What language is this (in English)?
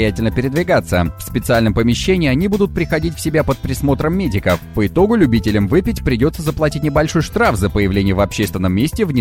Russian